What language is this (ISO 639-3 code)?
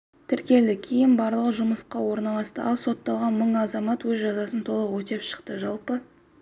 kaz